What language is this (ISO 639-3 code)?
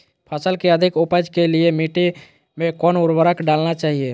mag